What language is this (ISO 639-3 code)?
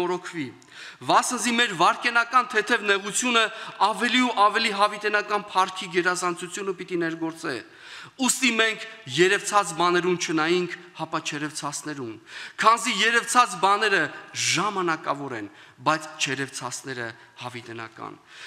ron